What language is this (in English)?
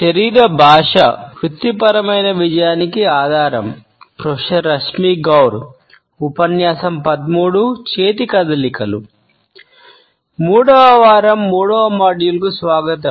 Telugu